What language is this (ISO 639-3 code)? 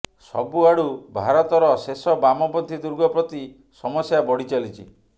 ori